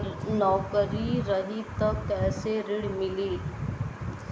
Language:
Bhojpuri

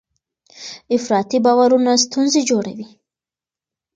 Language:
Pashto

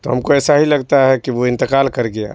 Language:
Urdu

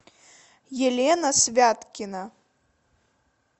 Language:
Russian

